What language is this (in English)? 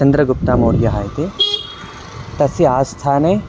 Sanskrit